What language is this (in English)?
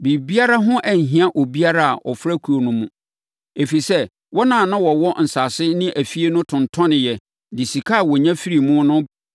Akan